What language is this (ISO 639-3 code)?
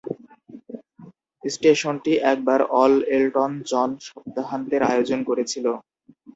ben